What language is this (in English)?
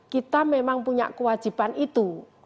Indonesian